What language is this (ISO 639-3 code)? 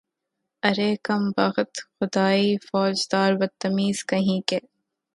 urd